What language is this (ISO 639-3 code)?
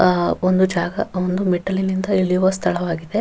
kan